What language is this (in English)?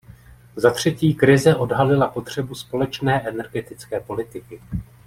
Czech